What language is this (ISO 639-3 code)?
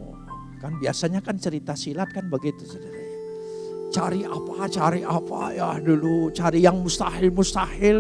ind